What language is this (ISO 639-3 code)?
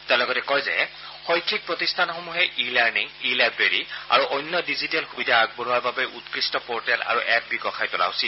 asm